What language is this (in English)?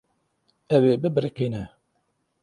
Kurdish